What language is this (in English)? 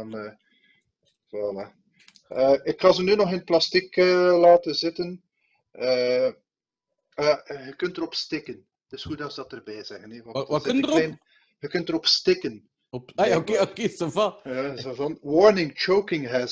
Dutch